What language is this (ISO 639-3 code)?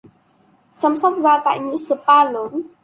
vie